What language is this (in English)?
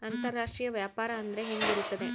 Kannada